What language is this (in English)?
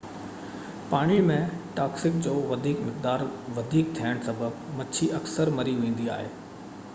Sindhi